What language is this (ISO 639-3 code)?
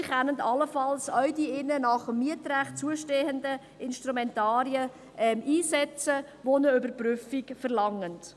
gsw